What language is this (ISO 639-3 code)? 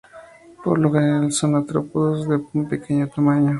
spa